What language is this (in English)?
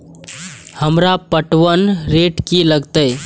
Maithili